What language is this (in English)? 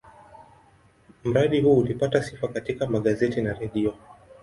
Swahili